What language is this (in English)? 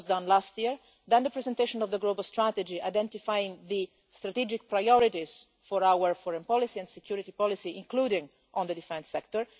English